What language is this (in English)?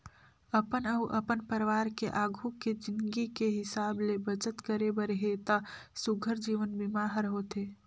Chhattisgarhi